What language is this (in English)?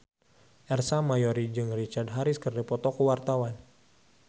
Sundanese